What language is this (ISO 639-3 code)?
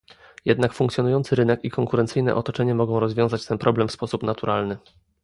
pol